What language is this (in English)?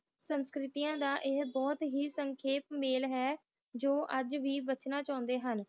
Punjabi